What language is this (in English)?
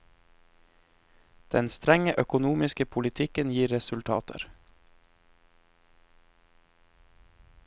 Norwegian